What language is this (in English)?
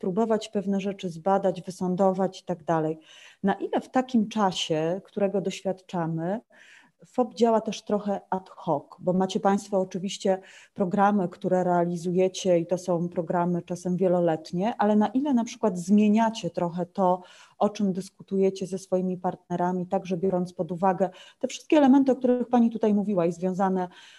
Polish